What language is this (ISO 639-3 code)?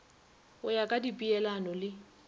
nso